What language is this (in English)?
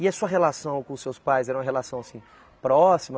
Portuguese